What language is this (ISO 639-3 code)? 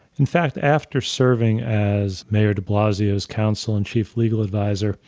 eng